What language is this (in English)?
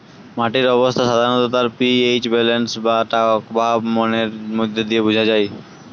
Bangla